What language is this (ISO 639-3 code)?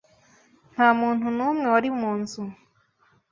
kin